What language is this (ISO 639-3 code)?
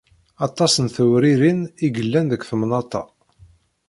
kab